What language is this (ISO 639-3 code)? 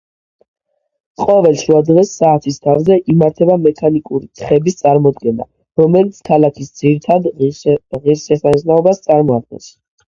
kat